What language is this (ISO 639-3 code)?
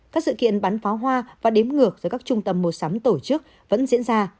vie